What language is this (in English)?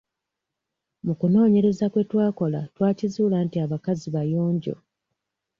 Ganda